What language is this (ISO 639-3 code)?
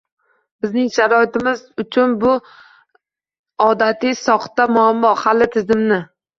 uzb